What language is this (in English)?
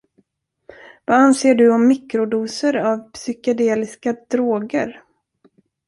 Swedish